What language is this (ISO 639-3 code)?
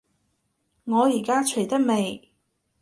yue